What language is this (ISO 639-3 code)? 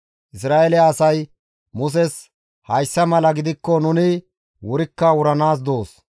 gmv